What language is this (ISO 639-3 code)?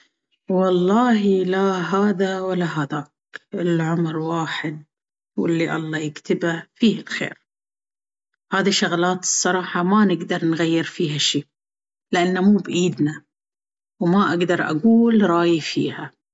abv